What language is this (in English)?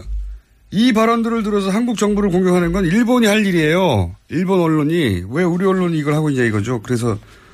Korean